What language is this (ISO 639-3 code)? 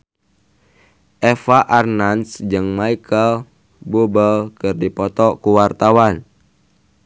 sun